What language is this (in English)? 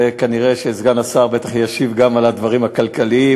Hebrew